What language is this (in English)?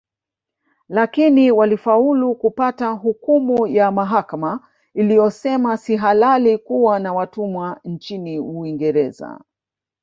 Swahili